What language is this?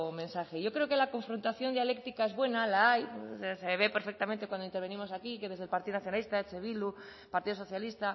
Spanish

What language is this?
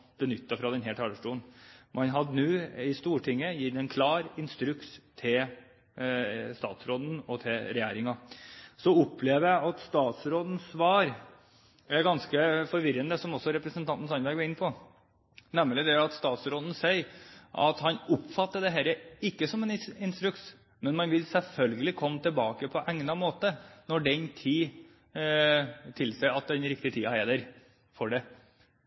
Norwegian Bokmål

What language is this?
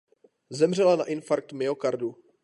Czech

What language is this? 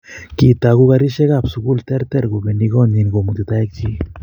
Kalenjin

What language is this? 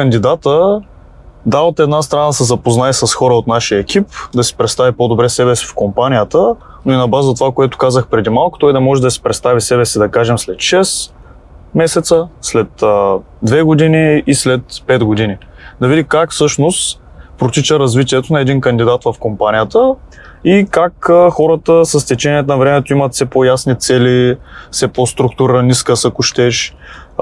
Bulgarian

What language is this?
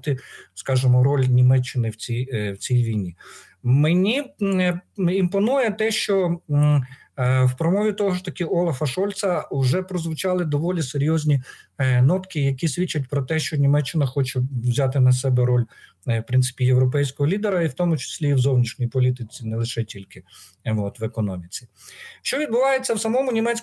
Ukrainian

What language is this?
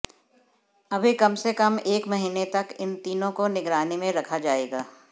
Hindi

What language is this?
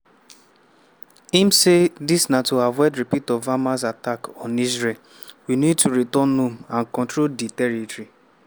Nigerian Pidgin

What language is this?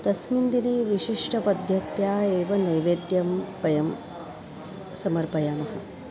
Sanskrit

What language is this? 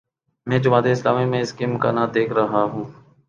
Urdu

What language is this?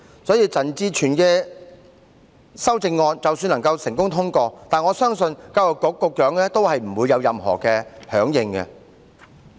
Cantonese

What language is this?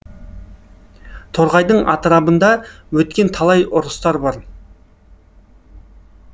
Kazakh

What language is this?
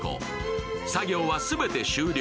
Japanese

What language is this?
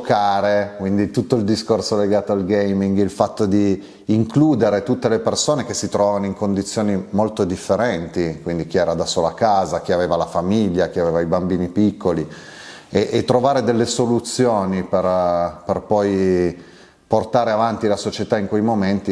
Italian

